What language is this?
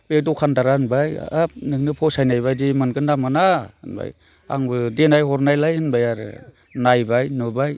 Bodo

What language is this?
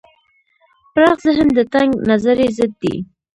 Pashto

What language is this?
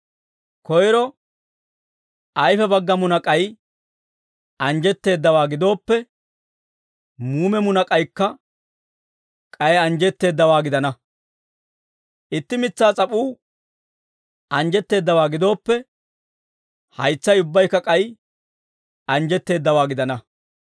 Dawro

